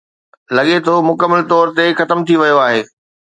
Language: Sindhi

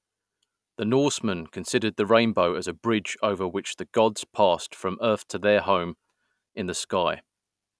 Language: English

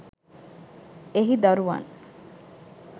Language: Sinhala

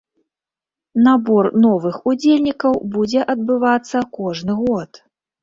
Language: Belarusian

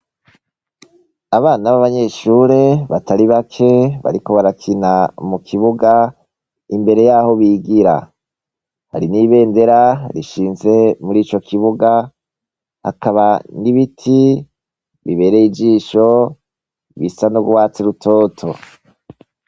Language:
Rundi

